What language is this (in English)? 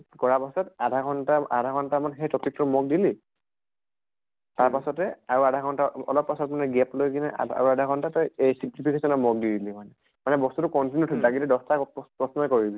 Assamese